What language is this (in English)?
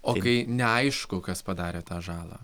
Lithuanian